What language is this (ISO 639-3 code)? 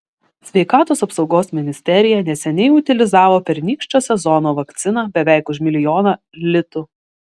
lit